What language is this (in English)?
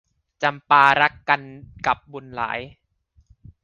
Thai